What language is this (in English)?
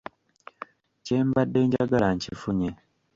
Ganda